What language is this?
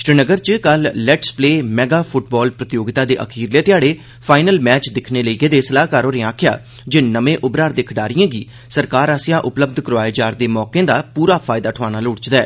Dogri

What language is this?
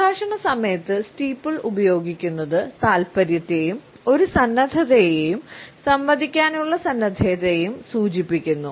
Malayalam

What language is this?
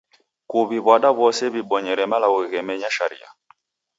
Taita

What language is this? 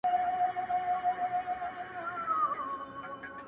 Pashto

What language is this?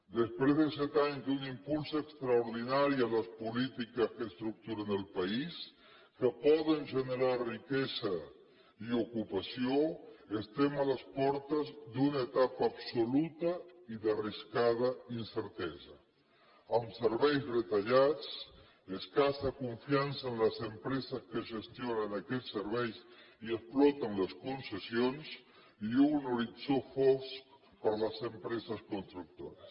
Catalan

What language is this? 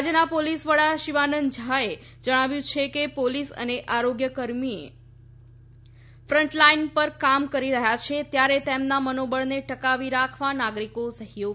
Gujarati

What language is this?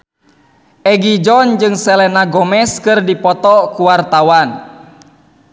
Sundanese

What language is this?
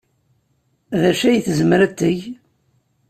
Kabyle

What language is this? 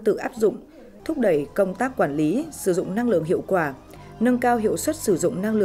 Vietnamese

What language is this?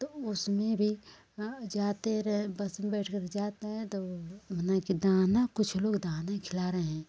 Hindi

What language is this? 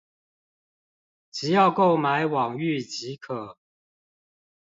Chinese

